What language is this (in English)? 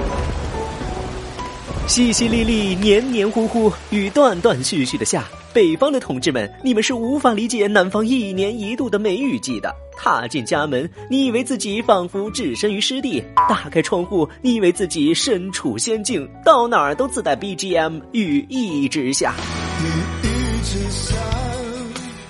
Chinese